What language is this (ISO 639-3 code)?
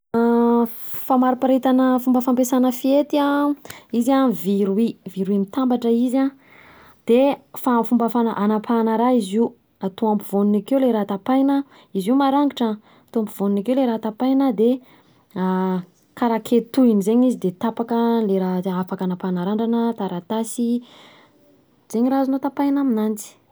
bzc